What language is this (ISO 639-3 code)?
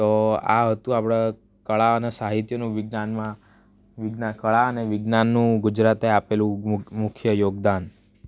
guj